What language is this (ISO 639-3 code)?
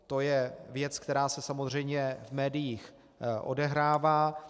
ces